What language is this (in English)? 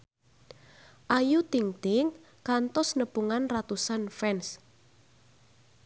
Sundanese